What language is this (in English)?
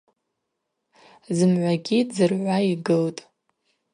Abaza